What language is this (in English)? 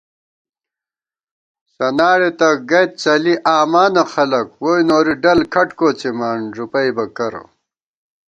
Gawar-Bati